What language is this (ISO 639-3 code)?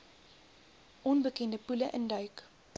afr